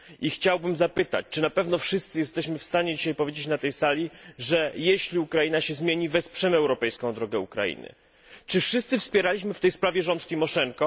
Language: Polish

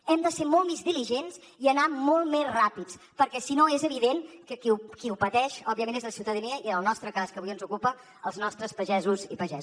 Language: Catalan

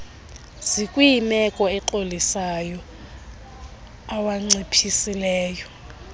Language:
Xhosa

